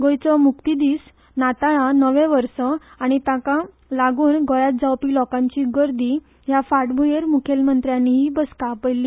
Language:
Konkani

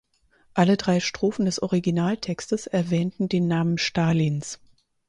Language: German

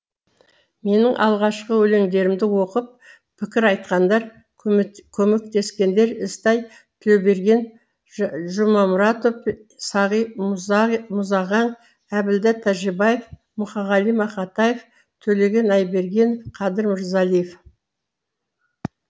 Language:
Kazakh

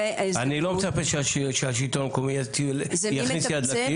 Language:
Hebrew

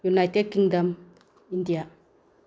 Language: Manipuri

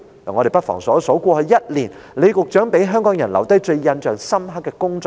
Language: Cantonese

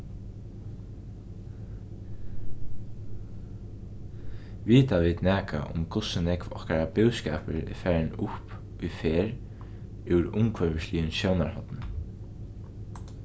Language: Faroese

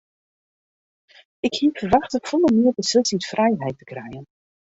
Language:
Western Frisian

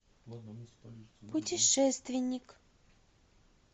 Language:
Russian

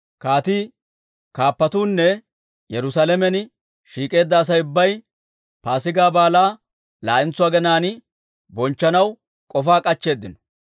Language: Dawro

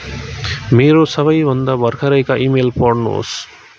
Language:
Nepali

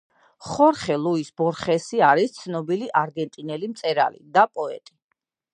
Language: Georgian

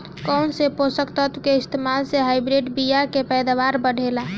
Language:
Bhojpuri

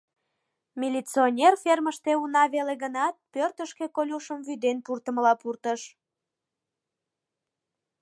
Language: Mari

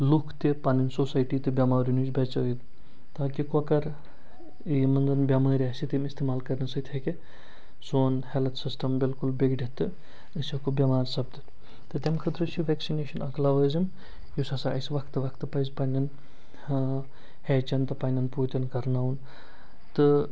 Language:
Kashmiri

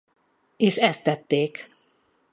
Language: Hungarian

